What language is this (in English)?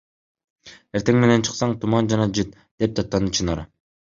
Kyrgyz